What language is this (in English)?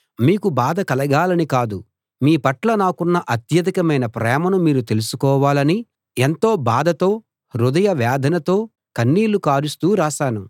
Telugu